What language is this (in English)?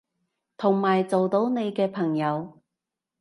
Cantonese